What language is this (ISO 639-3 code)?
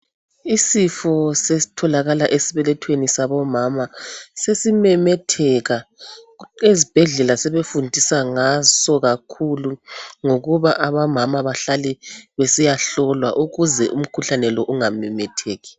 nde